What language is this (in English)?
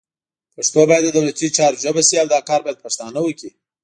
Pashto